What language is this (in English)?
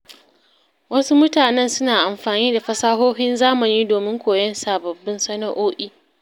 Hausa